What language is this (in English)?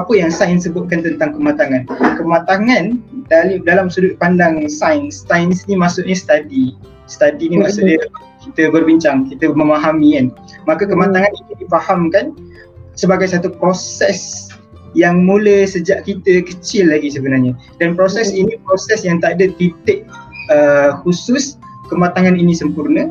Malay